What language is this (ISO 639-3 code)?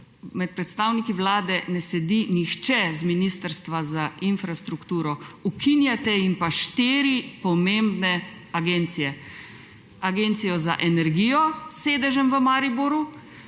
slv